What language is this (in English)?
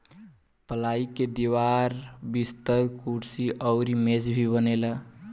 Bhojpuri